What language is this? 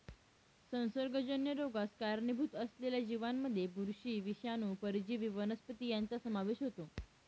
Marathi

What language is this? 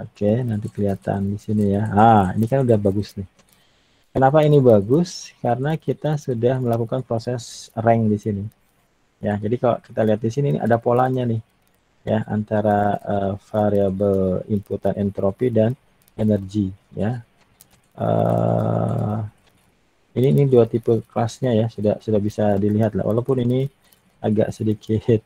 Indonesian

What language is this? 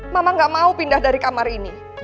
Indonesian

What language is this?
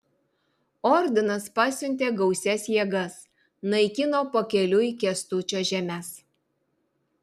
Lithuanian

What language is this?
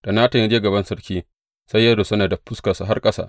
Hausa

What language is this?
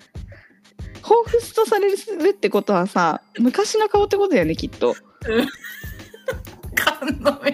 Japanese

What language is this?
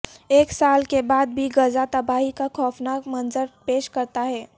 Urdu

